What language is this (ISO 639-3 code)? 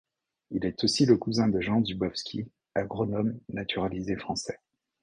fra